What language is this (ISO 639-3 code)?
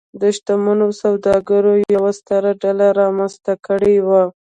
pus